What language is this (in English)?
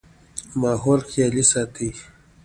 Pashto